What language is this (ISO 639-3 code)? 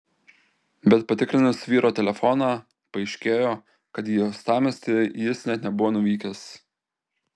lit